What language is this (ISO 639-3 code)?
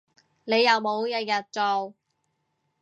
yue